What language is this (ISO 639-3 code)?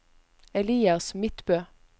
nor